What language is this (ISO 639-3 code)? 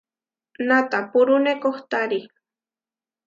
var